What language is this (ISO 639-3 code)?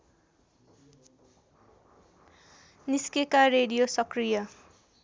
nep